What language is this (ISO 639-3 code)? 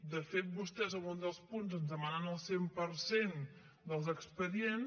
cat